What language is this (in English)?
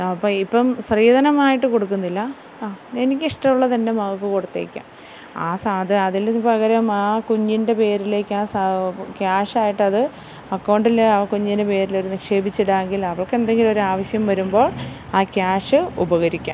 Malayalam